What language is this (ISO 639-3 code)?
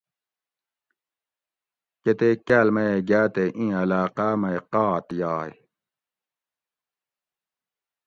gwc